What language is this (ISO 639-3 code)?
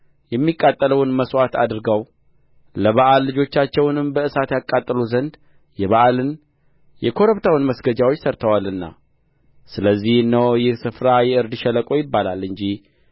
amh